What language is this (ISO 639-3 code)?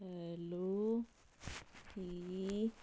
pan